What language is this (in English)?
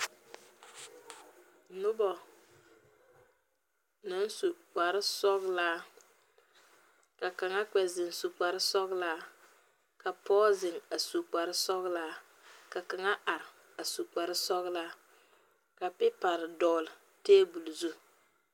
Southern Dagaare